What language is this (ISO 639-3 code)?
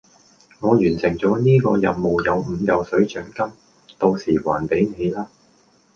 yue